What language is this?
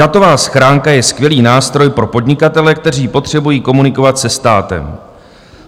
Czech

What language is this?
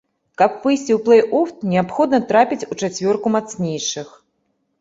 Belarusian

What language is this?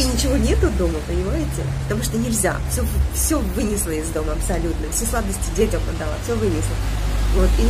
Russian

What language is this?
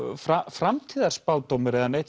Icelandic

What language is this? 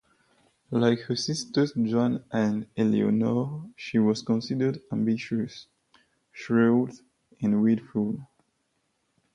English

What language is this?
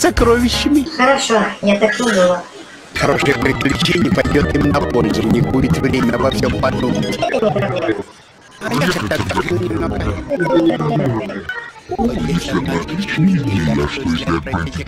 Russian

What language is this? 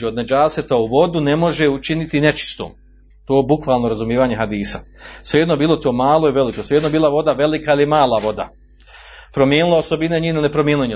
Croatian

